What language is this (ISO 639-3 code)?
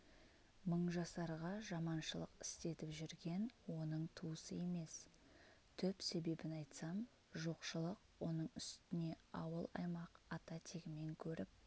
kaz